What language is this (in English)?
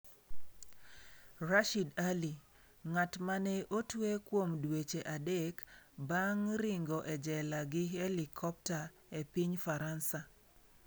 Luo (Kenya and Tanzania)